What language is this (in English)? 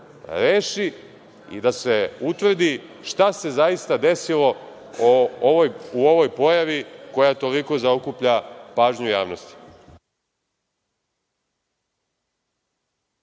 Serbian